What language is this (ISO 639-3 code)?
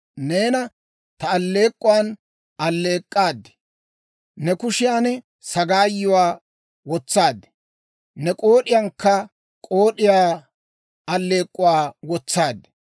dwr